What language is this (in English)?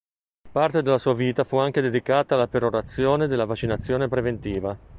Italian